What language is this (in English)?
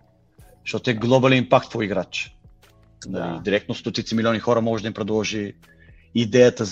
Bulgarian